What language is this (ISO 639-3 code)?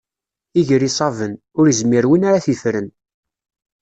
kab